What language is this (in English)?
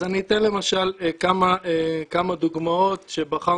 Hebrew